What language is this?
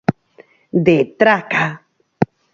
Galician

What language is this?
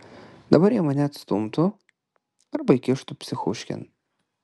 Lithuanian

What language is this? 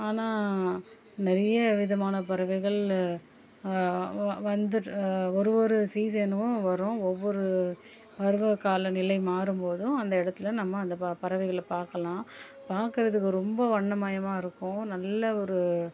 Tamil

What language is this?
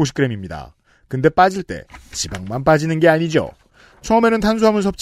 Korean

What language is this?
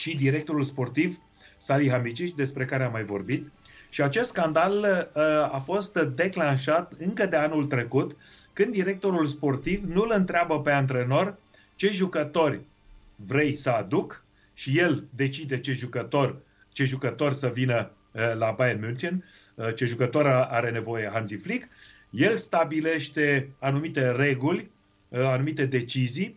Romanian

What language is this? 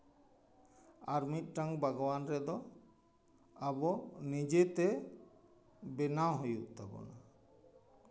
Santali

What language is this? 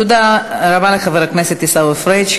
Hebrew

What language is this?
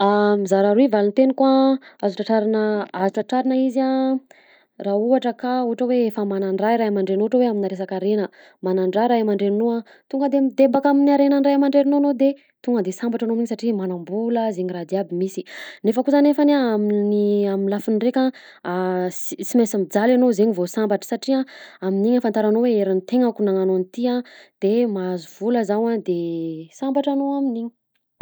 Southern Betsimisaraka Malagasy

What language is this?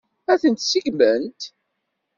Kabyle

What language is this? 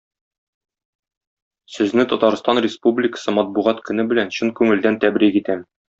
Tatar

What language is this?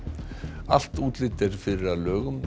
Icelandic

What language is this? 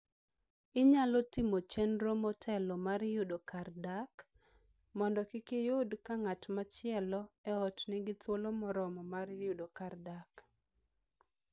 Luo (Kenya and Tanzania)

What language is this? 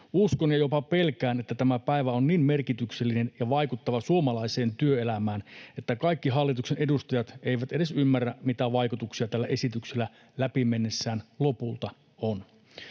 Finnish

